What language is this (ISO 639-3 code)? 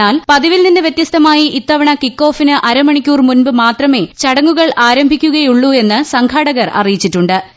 mal